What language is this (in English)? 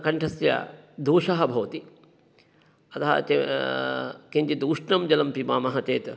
Sanskrit